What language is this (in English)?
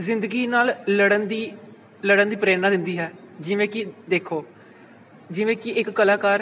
Punjabi